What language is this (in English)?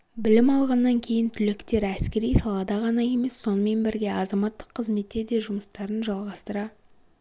Kazakh